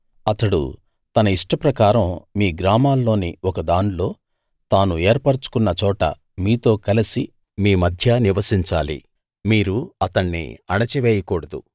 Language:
Telugu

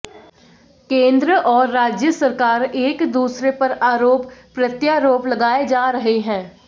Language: Hindi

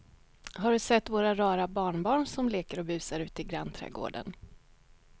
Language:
Swedish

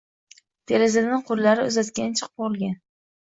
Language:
Uzbek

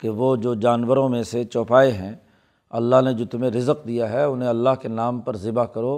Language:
Urdu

